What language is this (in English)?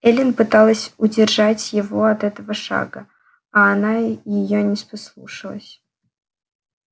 Russian